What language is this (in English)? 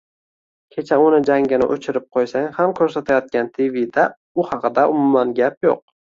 Uzbek